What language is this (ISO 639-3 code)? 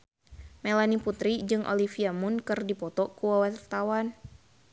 sun